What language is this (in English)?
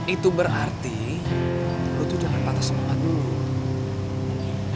Indonesian